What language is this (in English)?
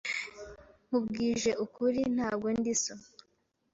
Kinyarwanda